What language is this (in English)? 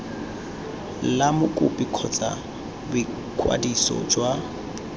Tswana